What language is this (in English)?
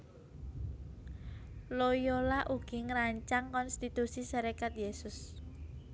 Javanese